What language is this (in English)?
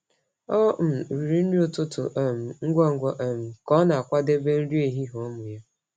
Igbo